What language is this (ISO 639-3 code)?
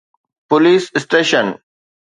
snd